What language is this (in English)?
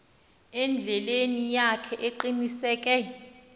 Xhosa